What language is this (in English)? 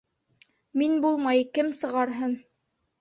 Bashkir